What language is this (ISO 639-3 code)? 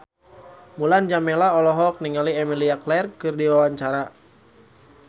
sun